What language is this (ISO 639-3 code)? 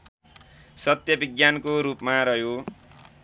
nep